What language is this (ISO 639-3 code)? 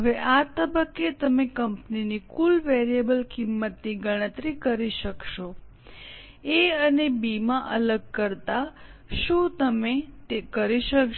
guj